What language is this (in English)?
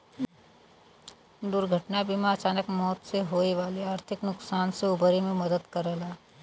Bhojpuri